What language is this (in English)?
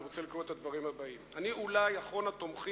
Hebrew